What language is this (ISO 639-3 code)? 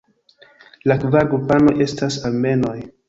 epo